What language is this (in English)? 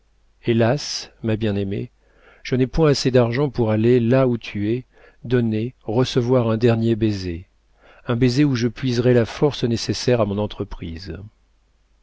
French